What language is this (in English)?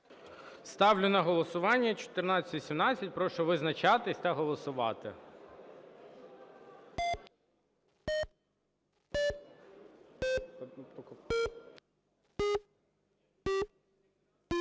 Ukrainian